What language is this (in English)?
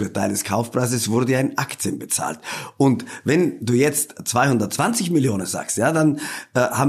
German